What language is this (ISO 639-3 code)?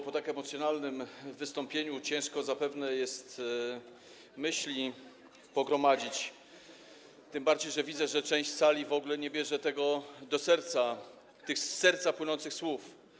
pol